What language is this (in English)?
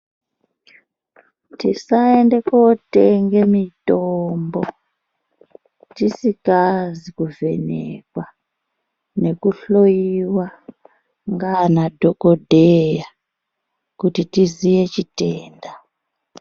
Ndau